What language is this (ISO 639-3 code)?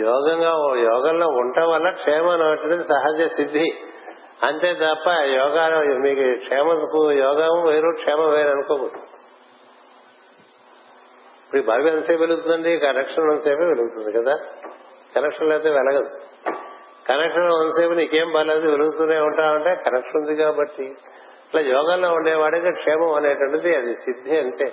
tel